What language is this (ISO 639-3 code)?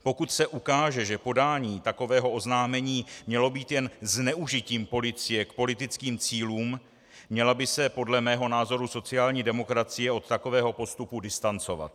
ces